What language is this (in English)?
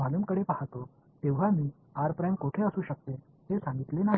Tamil